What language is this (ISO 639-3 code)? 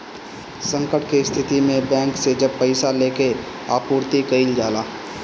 bho